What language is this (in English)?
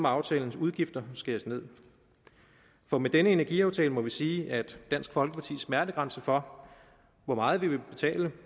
Danish